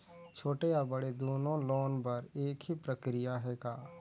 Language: Chhattisgarhi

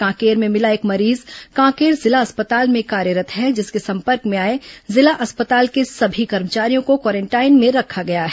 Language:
Hindi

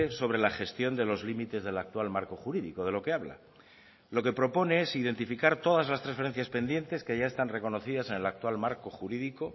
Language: Spanish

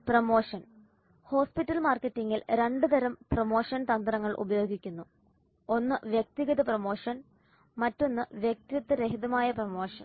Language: Malayalam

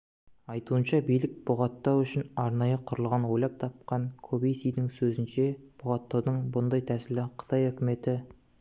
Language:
Kazakh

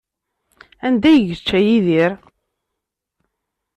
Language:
Kabyle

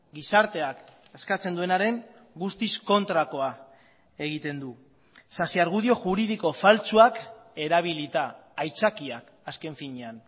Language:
Basque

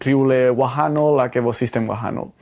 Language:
Welsh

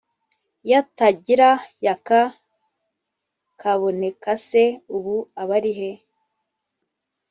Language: Kinyarwanda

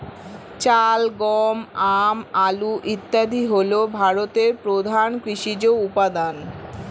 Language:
Bangla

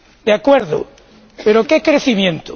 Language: Spanish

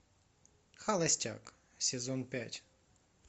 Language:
Russian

